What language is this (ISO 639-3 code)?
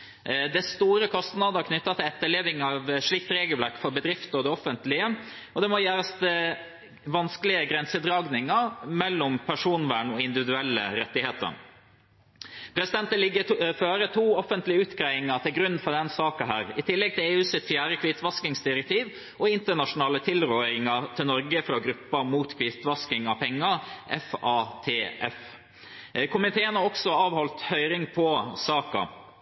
nob